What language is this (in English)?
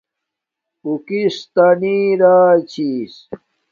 Domaaki